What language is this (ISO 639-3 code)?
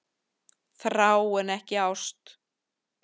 isl